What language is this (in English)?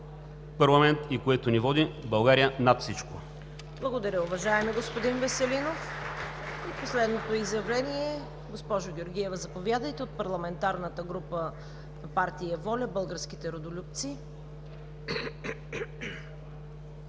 Bulgarian